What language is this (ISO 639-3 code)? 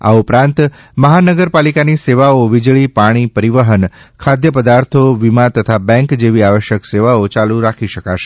guj